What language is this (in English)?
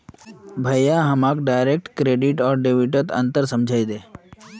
Magahi